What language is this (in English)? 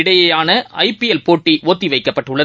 Tamil